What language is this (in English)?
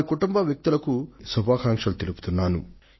Telugu